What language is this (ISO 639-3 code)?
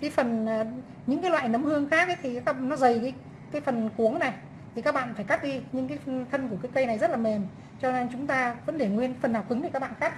vie